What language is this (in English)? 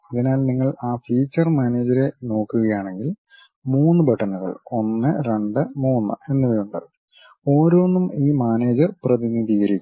Malayalam